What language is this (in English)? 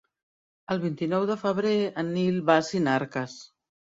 Catalan